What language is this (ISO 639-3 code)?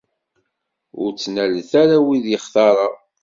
kab